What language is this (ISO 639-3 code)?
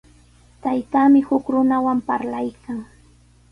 qws